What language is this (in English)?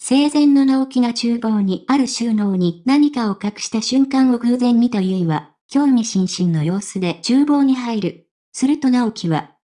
Japanese